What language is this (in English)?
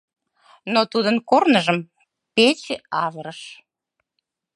Mari